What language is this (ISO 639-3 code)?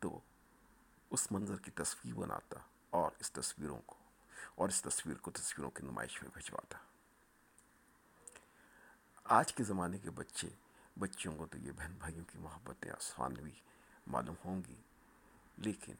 urd